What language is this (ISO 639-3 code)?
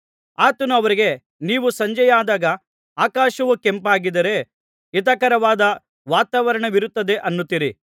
kan